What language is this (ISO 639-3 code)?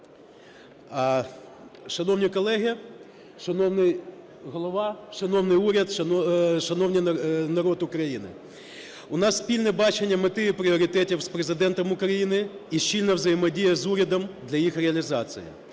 ukr